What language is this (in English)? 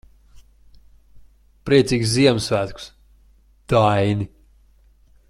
Latvian